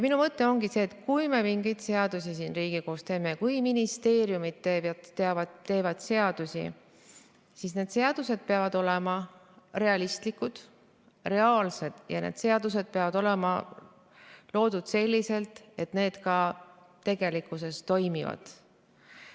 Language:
Estonian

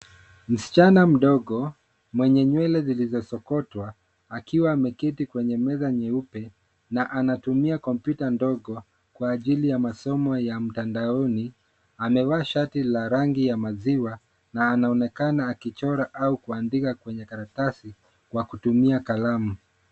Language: Swahili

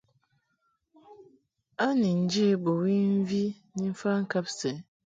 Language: Mungaka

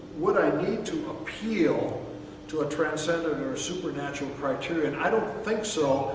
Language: English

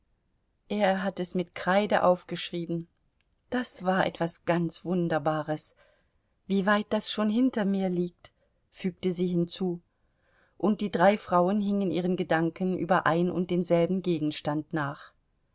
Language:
German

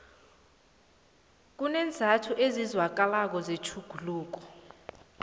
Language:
South Ndebele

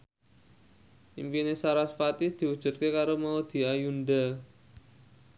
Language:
Javanese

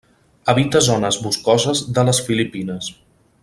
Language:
Catalan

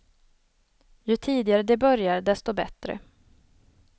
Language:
Swedish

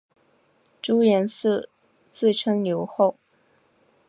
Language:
Chinese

